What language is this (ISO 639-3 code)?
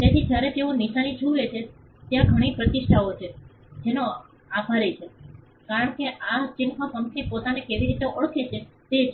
guj